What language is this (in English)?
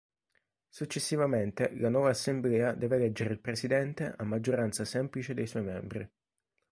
Italian